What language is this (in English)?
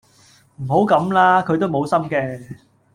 Cantonese